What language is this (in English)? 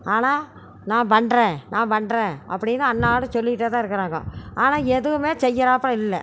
Tamil